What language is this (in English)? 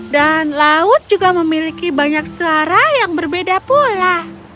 Indonesian